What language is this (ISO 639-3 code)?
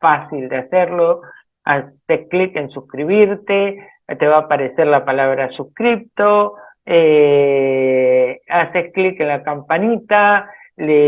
spa